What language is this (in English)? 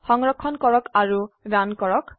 Assamese